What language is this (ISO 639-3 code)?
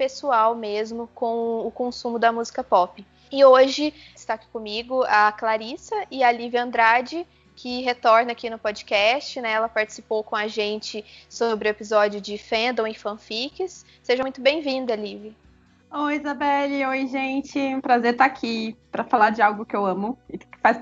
por